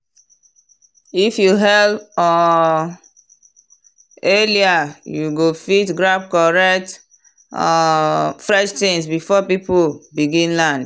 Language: Nigerian Pidgin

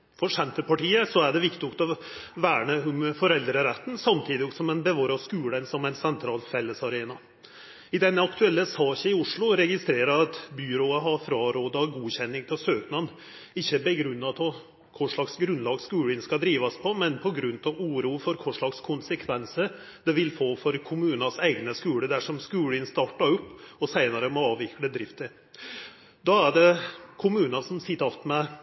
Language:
Norwegian Nynorsk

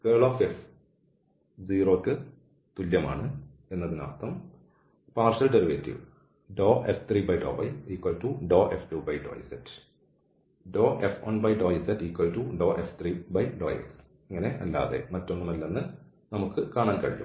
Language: Malayalam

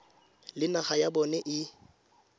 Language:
Tswana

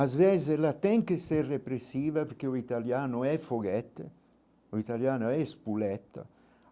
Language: Portuguese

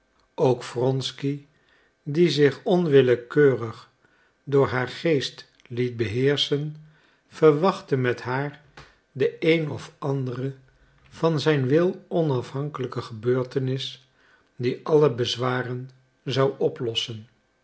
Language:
Dutch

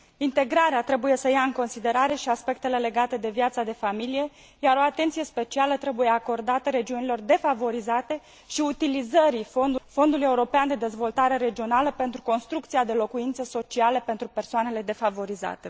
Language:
Romanian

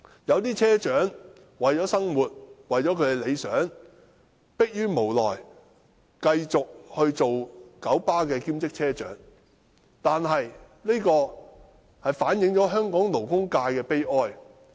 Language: Cantonese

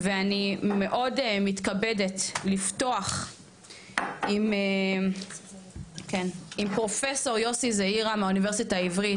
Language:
Hebrew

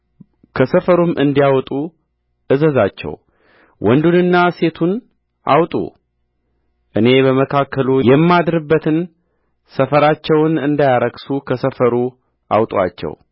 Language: Amharic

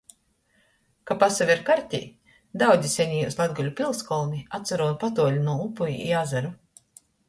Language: Latgalian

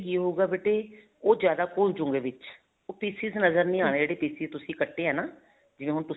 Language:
Punjabi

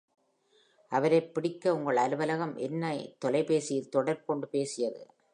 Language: Tamil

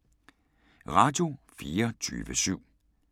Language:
Danish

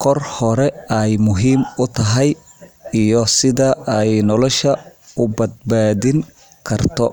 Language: Somali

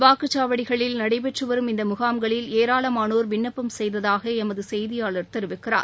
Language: Tamil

